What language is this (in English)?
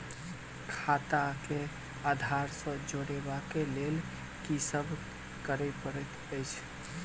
Maithili